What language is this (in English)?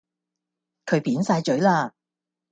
Cantonese